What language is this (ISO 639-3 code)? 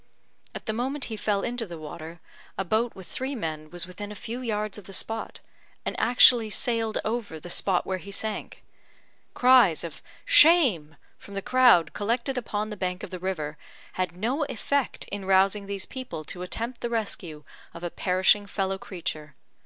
eng